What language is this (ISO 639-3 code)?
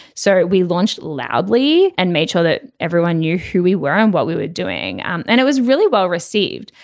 eng